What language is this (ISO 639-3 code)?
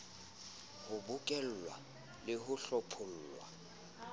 sot